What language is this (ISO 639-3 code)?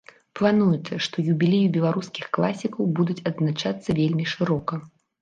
bel